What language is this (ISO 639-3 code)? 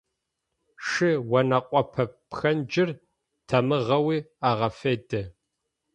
ady